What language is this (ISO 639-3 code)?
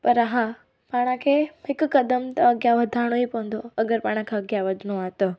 snd